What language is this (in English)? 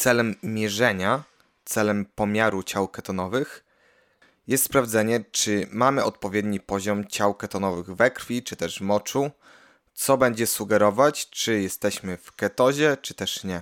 Polish